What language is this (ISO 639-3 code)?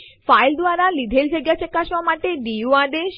guj